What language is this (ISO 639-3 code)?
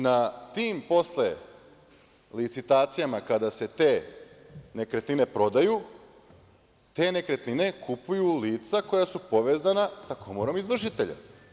srp